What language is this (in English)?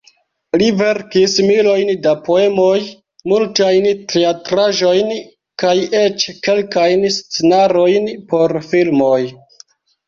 Esperanto